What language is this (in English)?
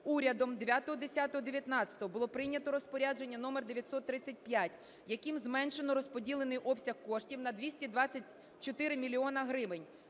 Ukrainian